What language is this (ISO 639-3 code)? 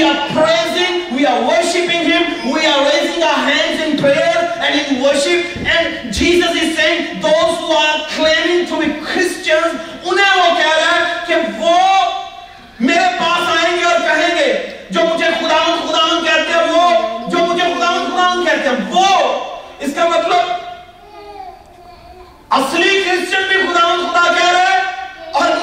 urd